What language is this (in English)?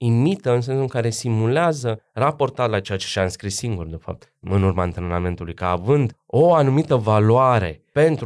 Romanian